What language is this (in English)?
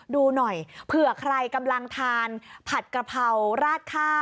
Thai